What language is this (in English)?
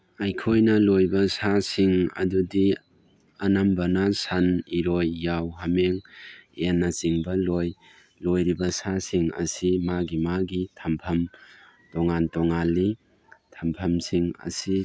Manipuri